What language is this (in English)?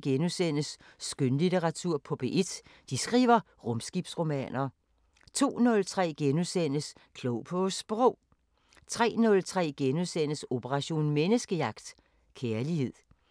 Danish